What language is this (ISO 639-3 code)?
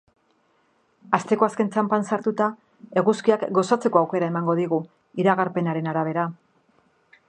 eus